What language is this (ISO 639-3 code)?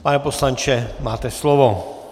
ces